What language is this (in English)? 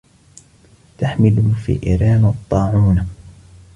Arabic